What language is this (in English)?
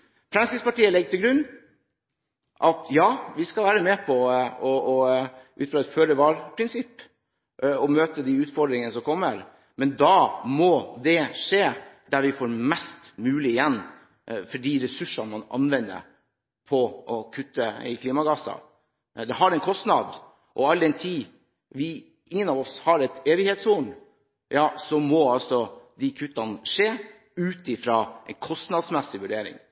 Norwegian Bokmål